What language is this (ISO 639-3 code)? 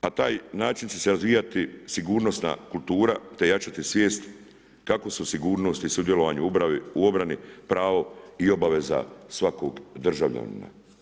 hrv